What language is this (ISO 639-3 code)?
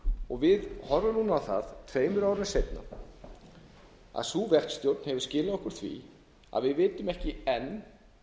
isl